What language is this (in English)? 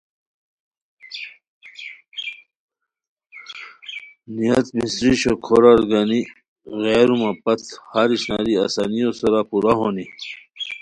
Khowar